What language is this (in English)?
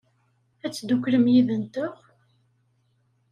Kabyle